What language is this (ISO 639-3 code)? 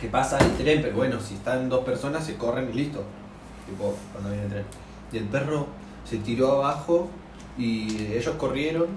spa